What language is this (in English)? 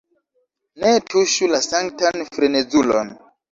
Esperanto